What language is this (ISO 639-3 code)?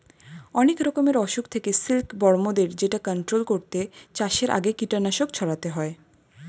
ben